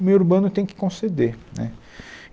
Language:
Portuguese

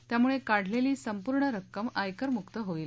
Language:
Marathi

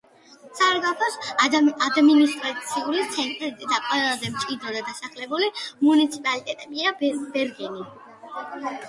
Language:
Georgian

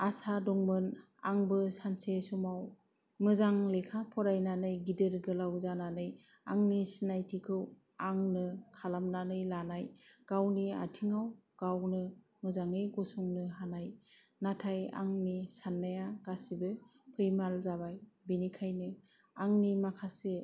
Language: Bodo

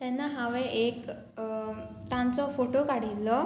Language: Konkani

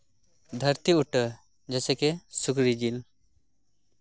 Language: Santali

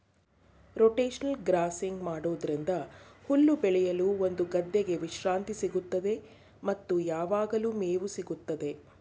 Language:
Kannada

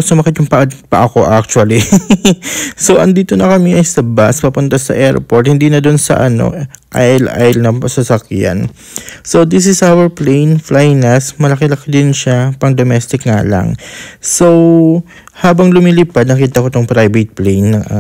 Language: Filipino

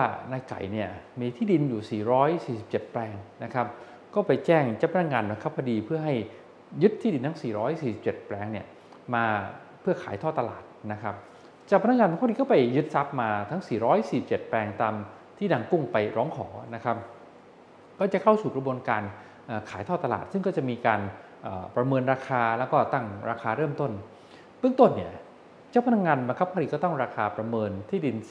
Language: Thai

